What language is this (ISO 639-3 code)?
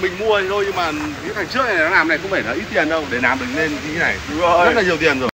vie